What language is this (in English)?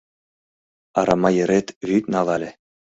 Mari